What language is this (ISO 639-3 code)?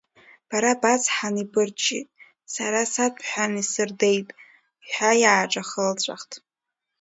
abk